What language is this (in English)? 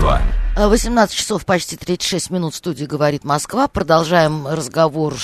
Russian